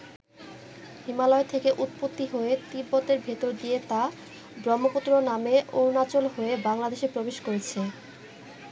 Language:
Bangla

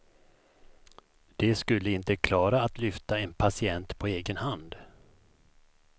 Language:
Swedish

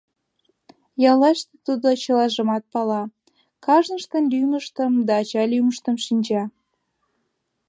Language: Mari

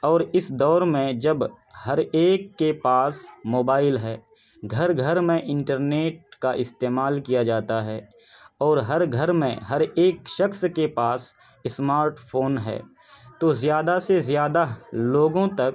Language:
Urdu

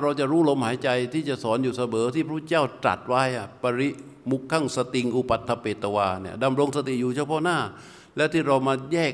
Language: Thai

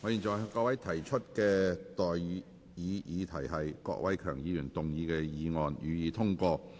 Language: Cantonese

